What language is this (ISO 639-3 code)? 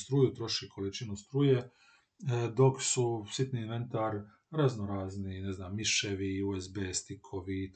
hrv